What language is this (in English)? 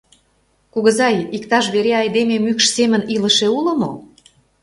Mari